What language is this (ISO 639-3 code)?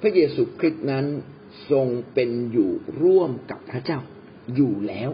tha